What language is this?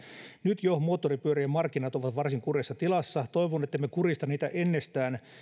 Finnish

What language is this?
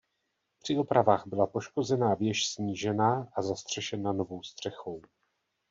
Czech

